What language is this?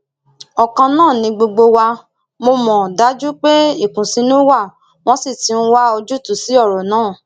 Yoruba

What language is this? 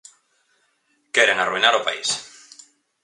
Galician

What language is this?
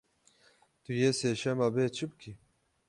Kurdish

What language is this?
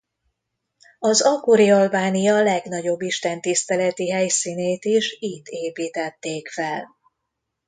Hungarian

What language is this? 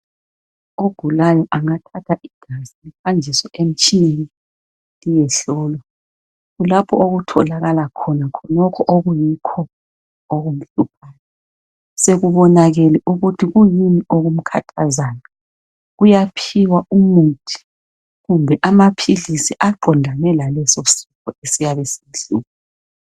North Ndebele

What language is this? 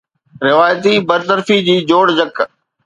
Sindhi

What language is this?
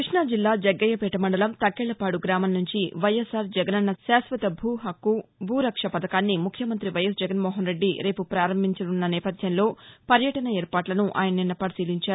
Telugu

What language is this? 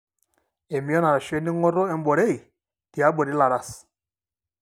Masai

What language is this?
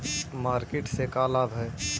Magahi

